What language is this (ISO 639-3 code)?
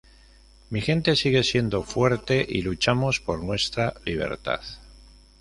spa